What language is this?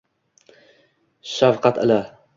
Uzbek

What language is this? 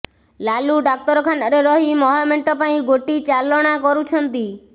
Odia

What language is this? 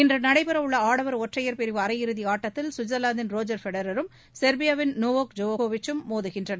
Tamil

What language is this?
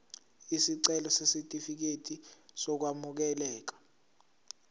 Zulu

